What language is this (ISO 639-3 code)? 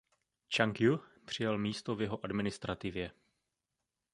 ces